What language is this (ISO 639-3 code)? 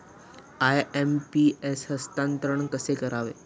mar